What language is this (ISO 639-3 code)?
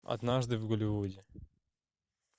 rus